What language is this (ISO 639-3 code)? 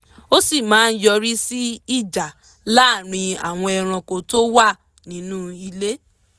yor